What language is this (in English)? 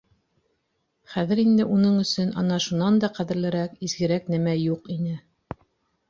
Bashkir